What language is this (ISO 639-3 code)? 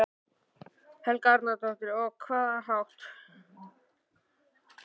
isl